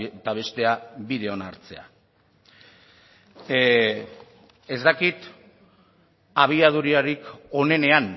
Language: Basque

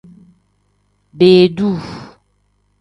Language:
Tem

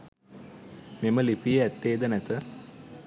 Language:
Sinhala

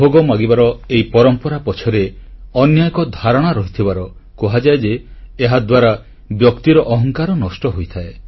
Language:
Odia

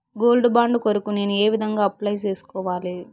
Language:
Telugu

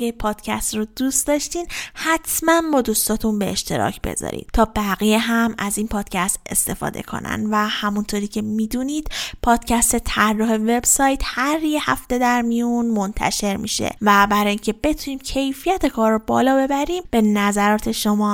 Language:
Persian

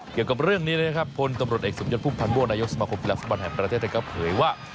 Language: Thai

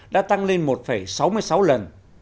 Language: Vietnamese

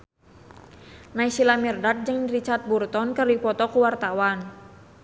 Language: Sundanese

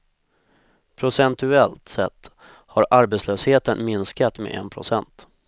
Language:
Swedish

